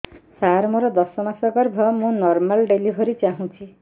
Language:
Odia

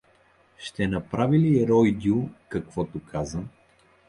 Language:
Bulgarian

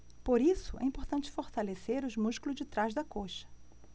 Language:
Portuguese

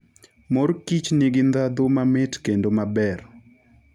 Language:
Luo (Kenya and Tanzania)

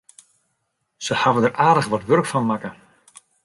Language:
Western Frisian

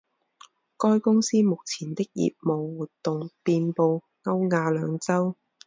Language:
Chinese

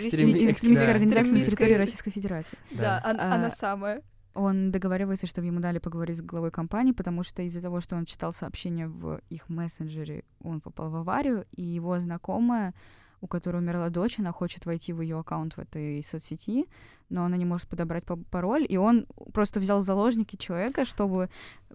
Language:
Russian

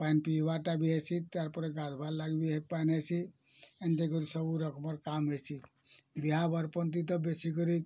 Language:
Odia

